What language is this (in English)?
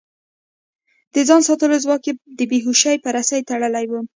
Pashto